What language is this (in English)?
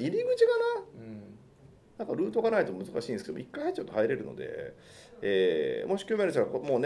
Japanese